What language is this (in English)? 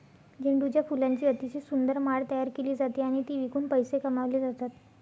Marathi